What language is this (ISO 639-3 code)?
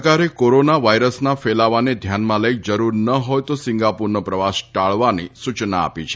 guj